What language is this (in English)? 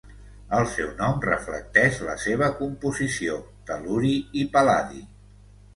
Catalan